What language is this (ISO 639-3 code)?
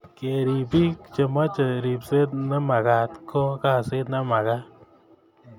kln